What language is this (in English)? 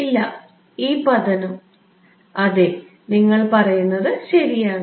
Malayalam